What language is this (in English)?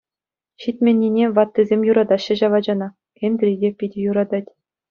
Chuvash